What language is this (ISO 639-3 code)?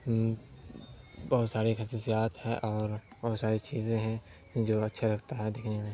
urd